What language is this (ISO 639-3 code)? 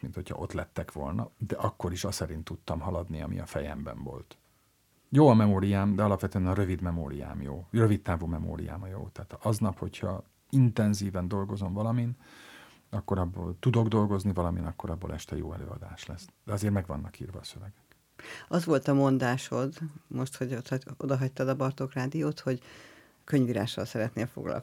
hun